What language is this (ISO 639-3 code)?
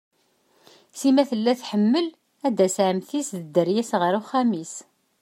kab